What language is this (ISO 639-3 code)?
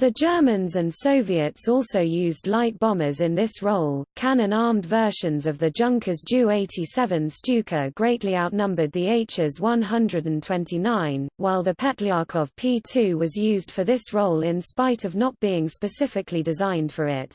eng